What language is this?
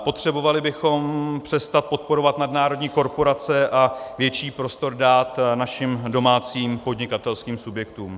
Czech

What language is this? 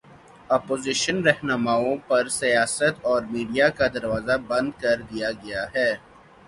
Urdu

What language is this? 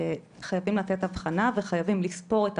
Hebrew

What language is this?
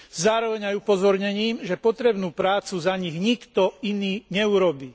Slovak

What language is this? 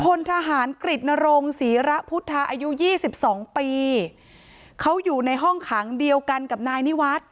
Thai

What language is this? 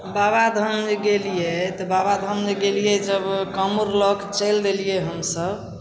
Maithili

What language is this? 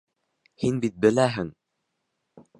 Bashkir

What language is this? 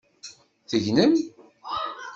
Kabyle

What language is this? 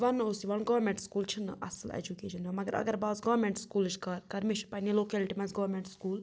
Kashmiri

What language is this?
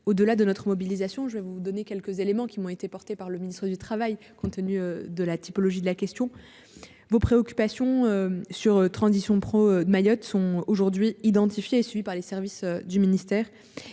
French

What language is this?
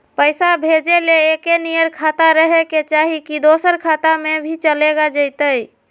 Magahi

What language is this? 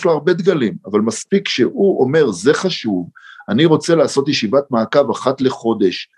Hebrew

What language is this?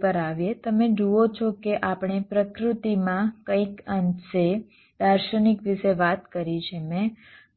Gujarati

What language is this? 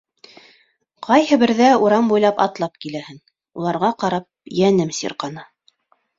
Bashkir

